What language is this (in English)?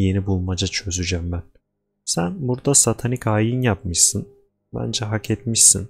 Turkish